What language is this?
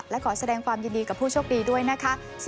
Thai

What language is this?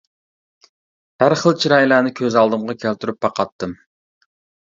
Uyghur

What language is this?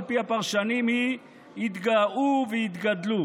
Hebrew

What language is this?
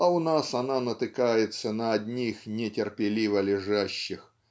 Russian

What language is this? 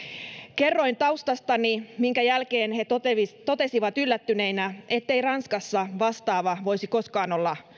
Finnish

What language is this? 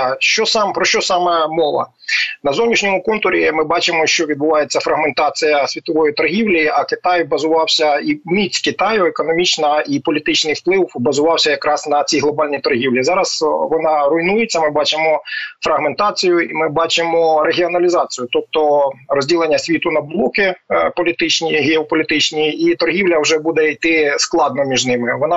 Ukrainian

